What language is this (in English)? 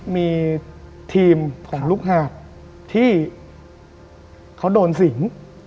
Thai